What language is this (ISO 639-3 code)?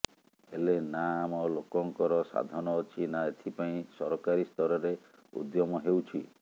ori